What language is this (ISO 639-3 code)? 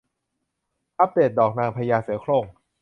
tha